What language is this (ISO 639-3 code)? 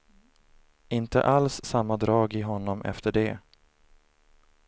swe